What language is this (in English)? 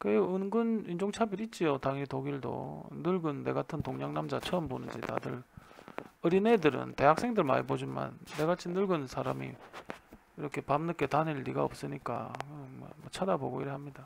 Korean